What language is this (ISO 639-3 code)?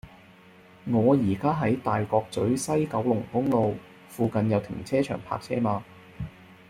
yue